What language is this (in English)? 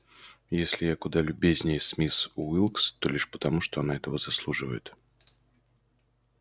Russian